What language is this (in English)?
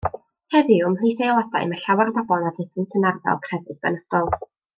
Welsh